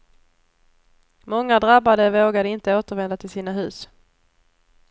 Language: Swedish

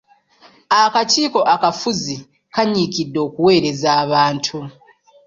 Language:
Ganda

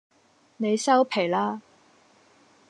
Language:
Cantonese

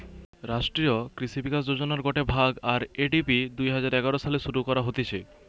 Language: Bangla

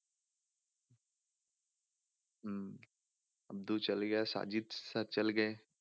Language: Punjabi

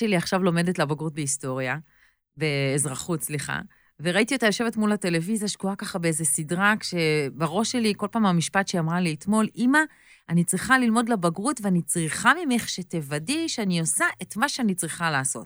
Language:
Hebrew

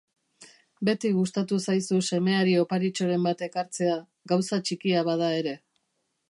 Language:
Basque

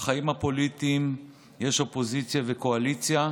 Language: Hebrew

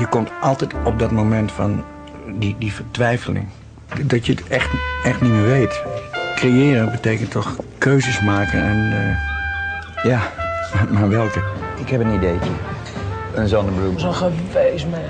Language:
Dutch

